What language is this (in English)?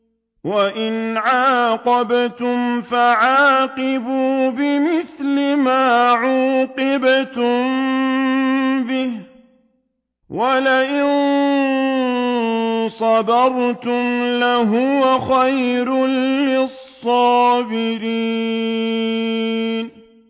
Arabic